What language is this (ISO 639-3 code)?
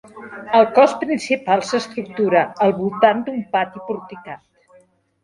cat